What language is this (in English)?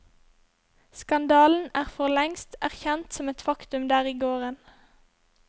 Norwegian